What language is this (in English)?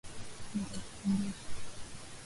Swahili